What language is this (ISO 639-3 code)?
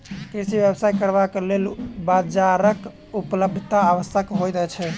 mai